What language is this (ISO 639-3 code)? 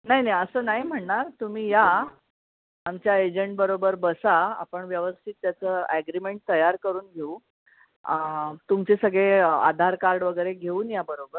mar